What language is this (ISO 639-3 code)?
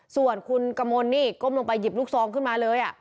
tha